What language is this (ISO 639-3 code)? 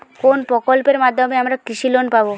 ben